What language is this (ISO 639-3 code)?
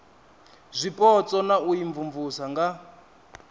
ven